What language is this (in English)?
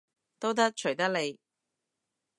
Cantonese